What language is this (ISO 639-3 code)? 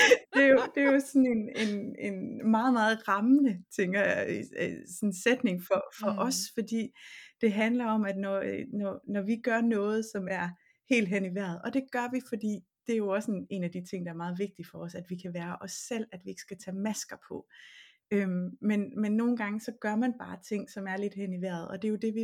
dan